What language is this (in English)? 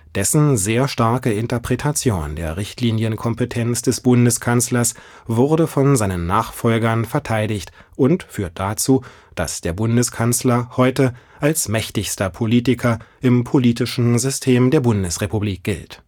German